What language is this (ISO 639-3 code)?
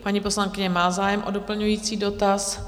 ces